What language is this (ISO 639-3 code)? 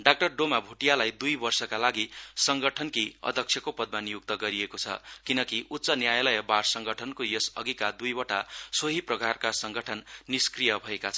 nep